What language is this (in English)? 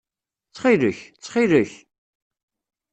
Kabyle